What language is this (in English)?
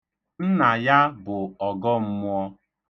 Igbo